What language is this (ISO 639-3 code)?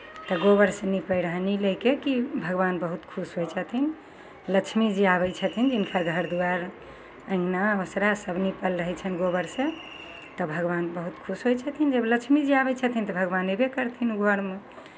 mai